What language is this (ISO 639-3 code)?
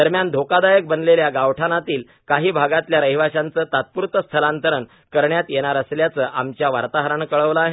mar